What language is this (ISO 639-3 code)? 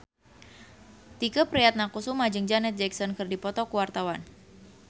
sun